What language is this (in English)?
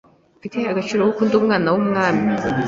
Kinyarwanda